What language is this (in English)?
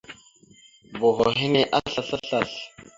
Mada (Cameroon)